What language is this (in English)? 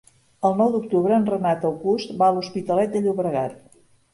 Catalan